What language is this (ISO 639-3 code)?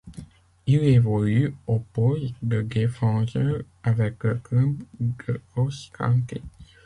fra